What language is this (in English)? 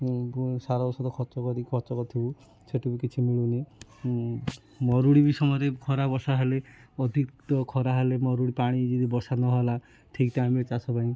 Odia